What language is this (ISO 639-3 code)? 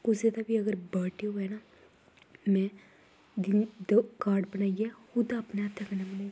doi